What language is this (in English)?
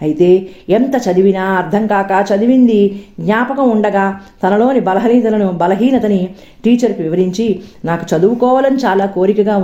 Telugu